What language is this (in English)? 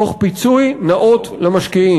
Hebrew